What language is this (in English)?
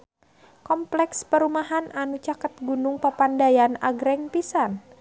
Sundanese